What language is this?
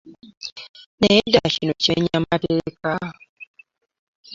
Ganda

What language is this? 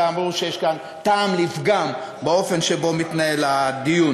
Hebrew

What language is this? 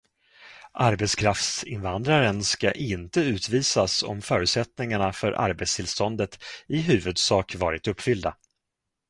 Swedish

